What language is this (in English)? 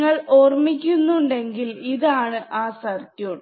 Malayalam